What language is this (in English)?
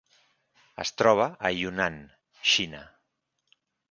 Catalan